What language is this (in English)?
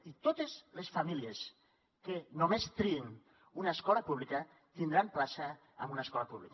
Catalan